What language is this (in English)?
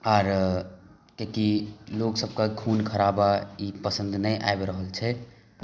Maithili